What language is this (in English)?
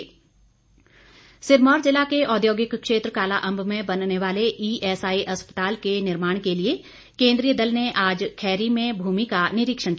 Hindi